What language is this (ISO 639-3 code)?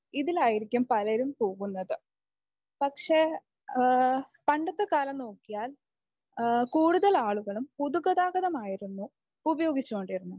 mal